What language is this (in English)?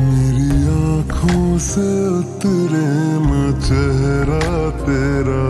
Romanian